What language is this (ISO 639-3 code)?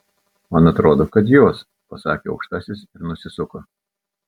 lit